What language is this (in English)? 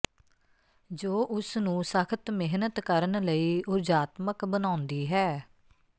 Punjabi